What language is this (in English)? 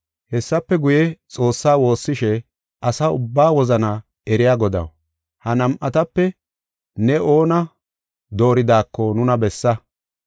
Gofa